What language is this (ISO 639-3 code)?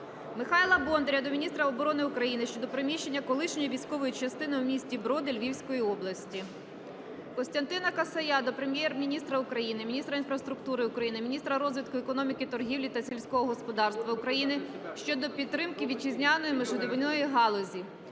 ukr